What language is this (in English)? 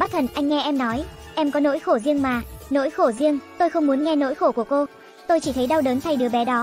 Vietnamese